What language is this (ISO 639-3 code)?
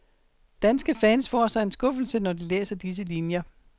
dan